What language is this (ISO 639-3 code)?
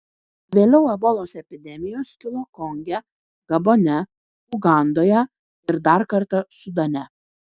lit